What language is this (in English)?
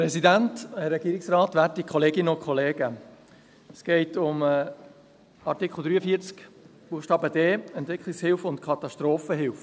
Swiss German